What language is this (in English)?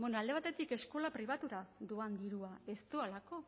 Basque